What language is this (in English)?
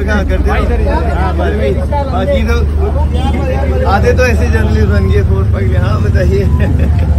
Hindi